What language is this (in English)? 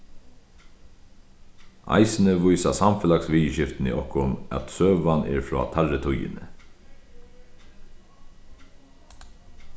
Faroese